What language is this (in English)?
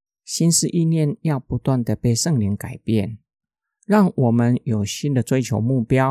Chinese